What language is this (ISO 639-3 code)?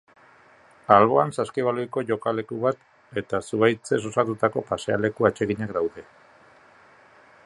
eus